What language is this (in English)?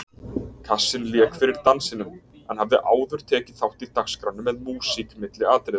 Icelandic